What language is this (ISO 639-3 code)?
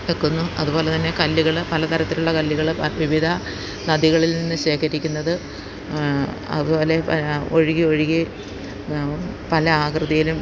mal